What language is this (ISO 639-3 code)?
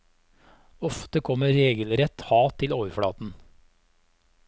nor